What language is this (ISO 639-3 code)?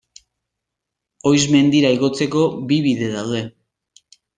eus